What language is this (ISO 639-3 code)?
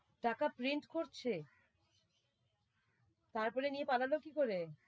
ben